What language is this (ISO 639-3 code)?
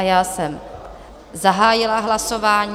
ces